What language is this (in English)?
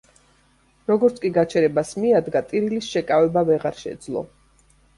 Georgian